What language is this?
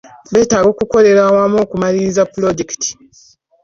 Ganda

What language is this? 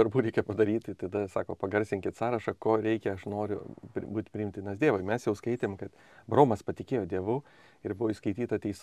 Lithuanian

